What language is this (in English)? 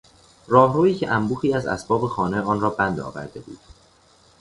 Persian